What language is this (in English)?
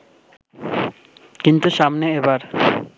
Bangla